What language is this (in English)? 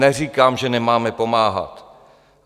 Czech